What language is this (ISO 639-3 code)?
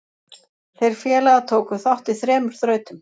isl